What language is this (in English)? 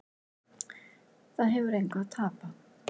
Icelandic